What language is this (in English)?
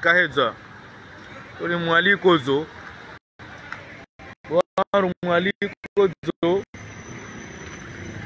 French